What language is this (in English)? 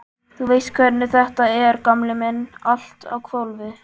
Icelandic